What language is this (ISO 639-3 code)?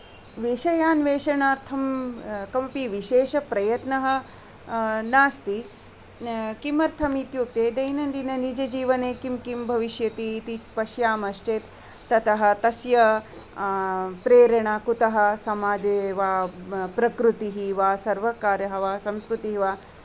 san